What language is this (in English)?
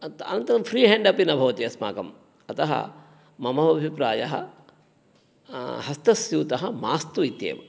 Sanskrit